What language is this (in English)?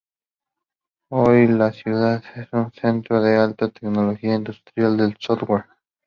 Spanish